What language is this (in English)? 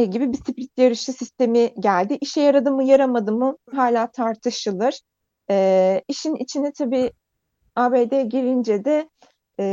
Turkish